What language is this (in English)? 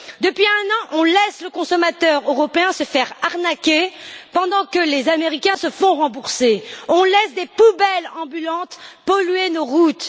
French